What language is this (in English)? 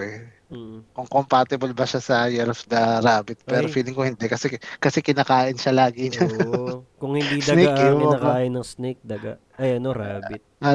Filipino